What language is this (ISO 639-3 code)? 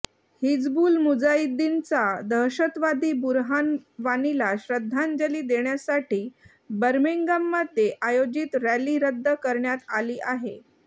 mar